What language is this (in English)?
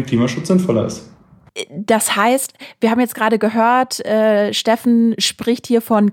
German